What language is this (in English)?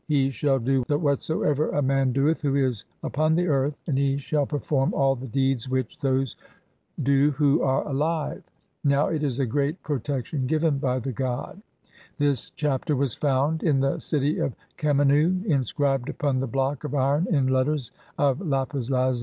English